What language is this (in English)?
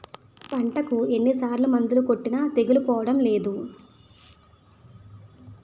Telugu